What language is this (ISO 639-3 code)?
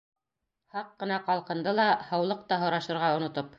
bak